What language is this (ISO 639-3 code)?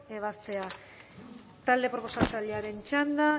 eus